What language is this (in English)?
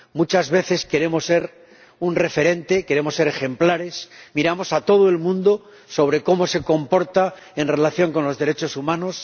Spanish